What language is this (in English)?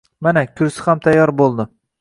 Uzbek